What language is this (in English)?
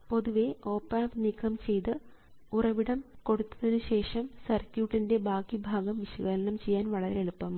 Malayalam